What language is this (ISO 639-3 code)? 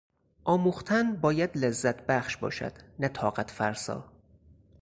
fas